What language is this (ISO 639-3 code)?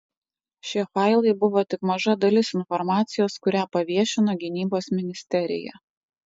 lit